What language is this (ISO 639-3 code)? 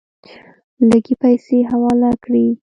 pus